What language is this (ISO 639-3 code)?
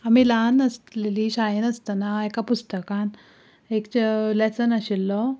kok